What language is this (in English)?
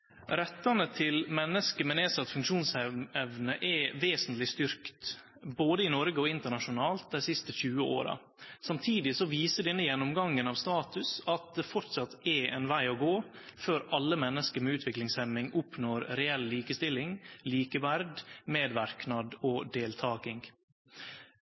Norwegian Nynorsk